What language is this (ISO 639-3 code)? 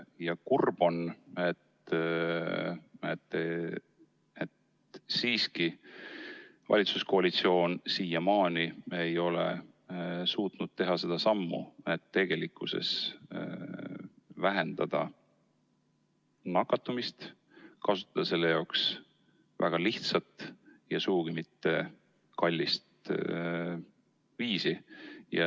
est